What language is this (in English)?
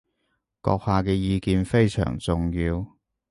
Cantonese